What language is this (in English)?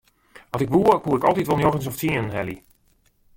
Western Frisian